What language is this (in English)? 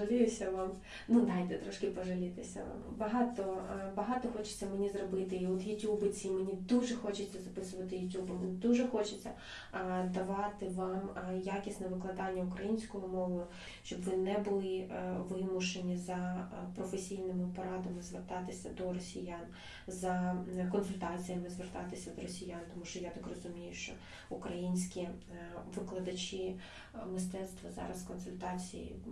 Ukrainian